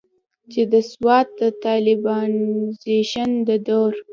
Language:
Pashto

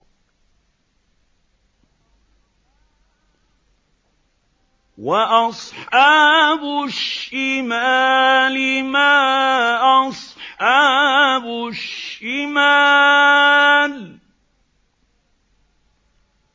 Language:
Arabic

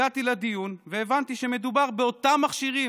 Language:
Hebrew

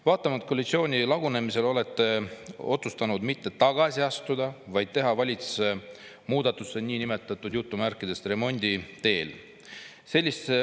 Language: Estonian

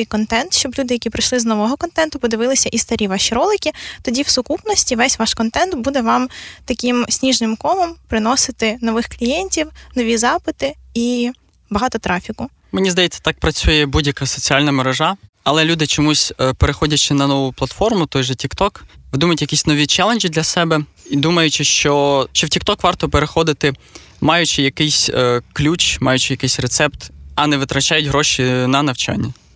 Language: Ukrainian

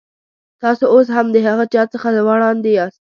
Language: Pashto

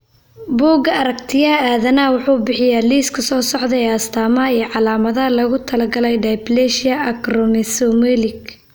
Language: Somali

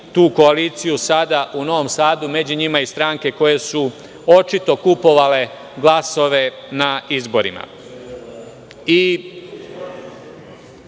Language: Serbian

